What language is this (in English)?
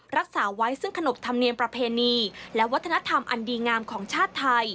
Thai